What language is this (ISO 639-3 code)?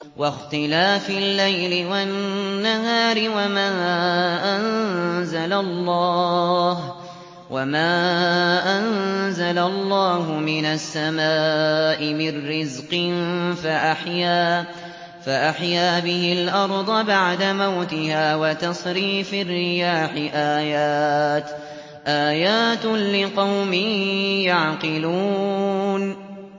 ara